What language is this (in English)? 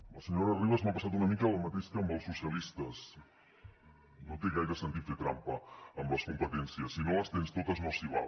Catalan